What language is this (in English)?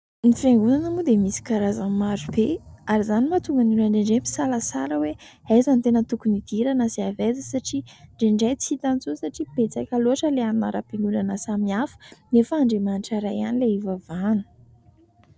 Malagasy